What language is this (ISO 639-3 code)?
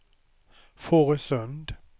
swe